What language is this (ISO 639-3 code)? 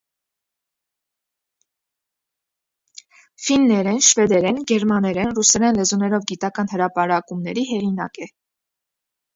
hye